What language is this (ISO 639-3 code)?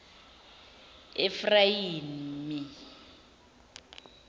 zul